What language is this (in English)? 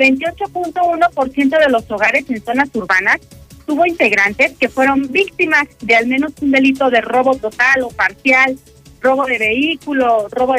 Spanish